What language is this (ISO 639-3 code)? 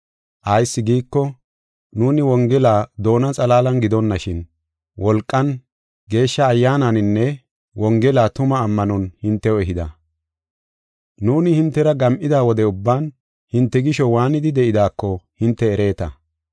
gof